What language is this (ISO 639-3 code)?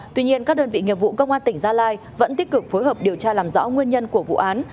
vie